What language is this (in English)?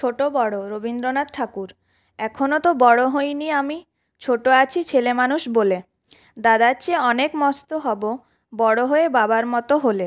Bangla